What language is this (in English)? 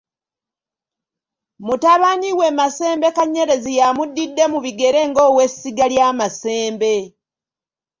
Ganda